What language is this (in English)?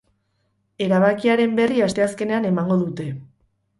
Basque